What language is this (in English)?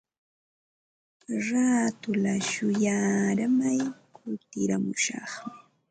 Ambo-Pasco Quechua